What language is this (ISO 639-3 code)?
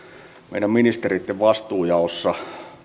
fin